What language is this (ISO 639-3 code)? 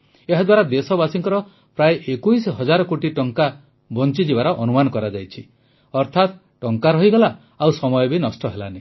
ori